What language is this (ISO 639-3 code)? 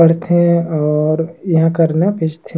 sgj